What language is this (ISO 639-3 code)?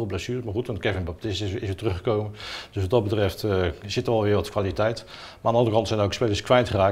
nld